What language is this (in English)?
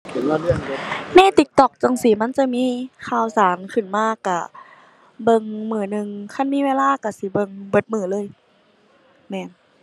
Thai